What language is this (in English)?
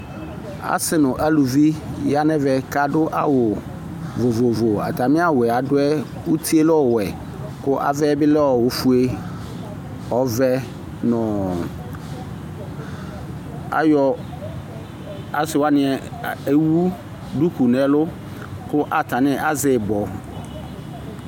Ikposo